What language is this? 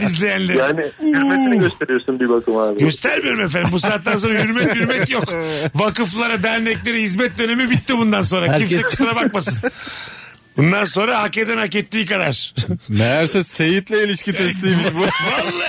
Turkish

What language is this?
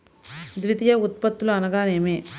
Telugu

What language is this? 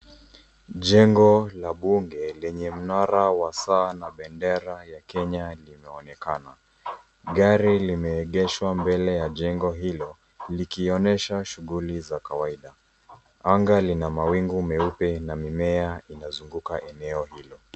Swahili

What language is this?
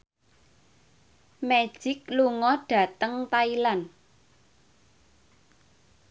Javanese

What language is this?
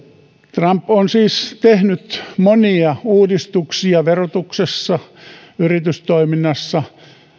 Finnish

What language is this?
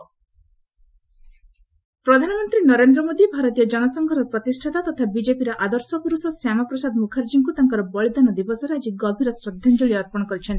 Odia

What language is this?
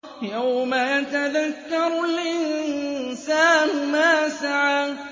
Arabic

